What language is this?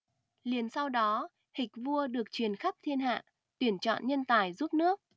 Vietnamese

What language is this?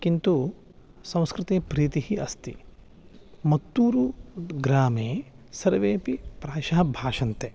Sanskrit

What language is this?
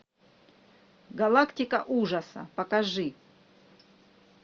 Russian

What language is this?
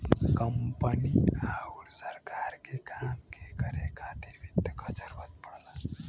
Bhojpuri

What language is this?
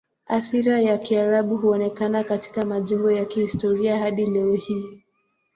Swahili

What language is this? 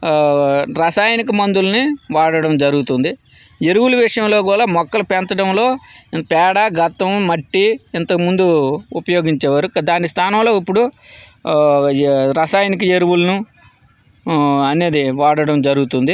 Telugu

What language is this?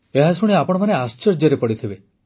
Odia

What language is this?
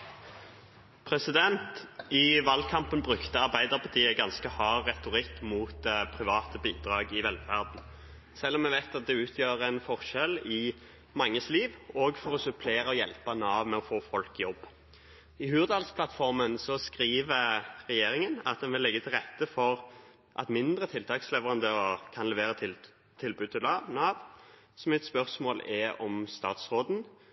Norwegian Nynorsk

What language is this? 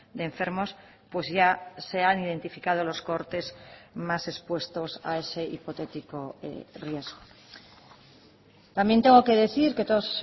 Spanish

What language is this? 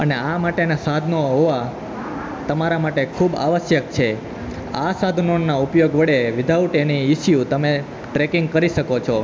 Gujarati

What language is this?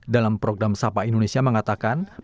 Indonesian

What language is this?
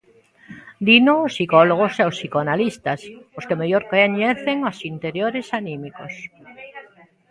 Galician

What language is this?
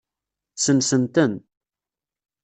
Kabyle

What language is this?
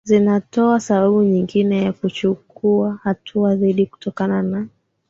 Swahili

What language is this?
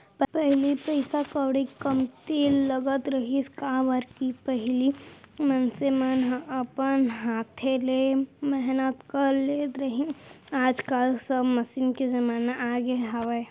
Chhattisgarhi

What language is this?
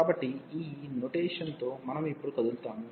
Telugu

